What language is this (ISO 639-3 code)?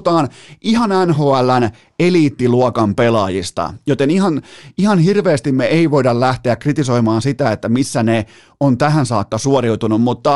fin